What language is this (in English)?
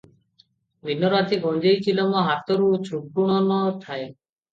Odia